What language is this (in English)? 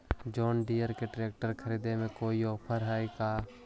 Magahi